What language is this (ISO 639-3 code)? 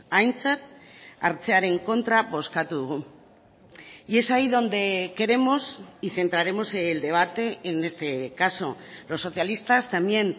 spa